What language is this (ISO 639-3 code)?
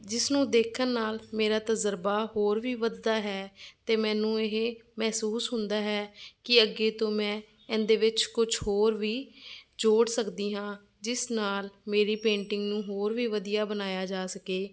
pan